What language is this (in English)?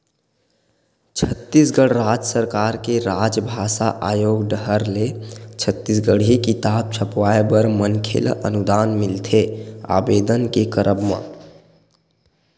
Chhattisgarhi